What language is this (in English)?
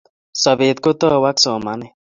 Kalenjin